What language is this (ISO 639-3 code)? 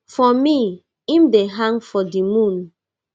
pcm